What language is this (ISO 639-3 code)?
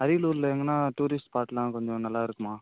tam